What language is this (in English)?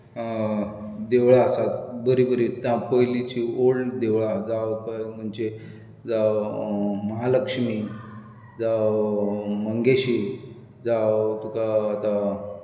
Konkani